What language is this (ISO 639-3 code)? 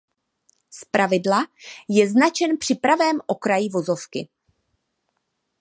ces